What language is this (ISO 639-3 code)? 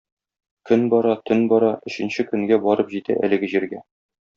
tat